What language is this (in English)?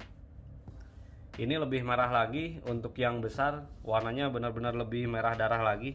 Indonesian